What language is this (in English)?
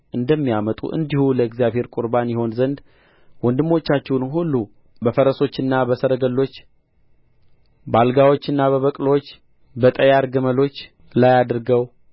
Amharic